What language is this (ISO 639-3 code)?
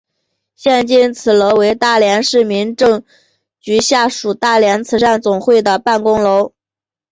zho